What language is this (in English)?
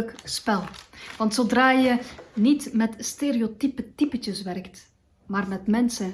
Dutch